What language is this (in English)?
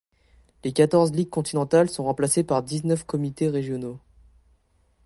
French